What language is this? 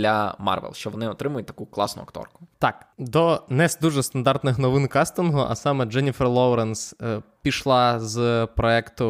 Ukrainian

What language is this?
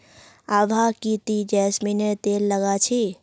Magahi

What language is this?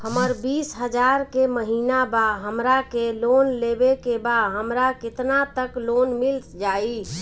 Bhojpuri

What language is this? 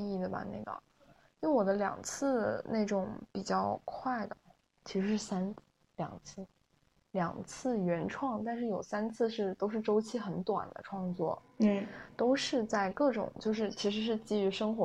Chinese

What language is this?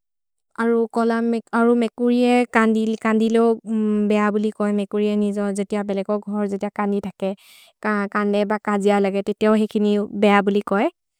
Maria (India)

